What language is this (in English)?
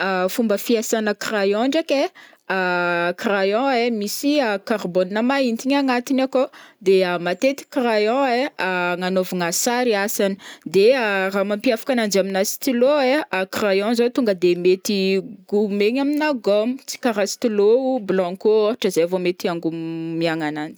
Northern Betsimisaraka Malagasy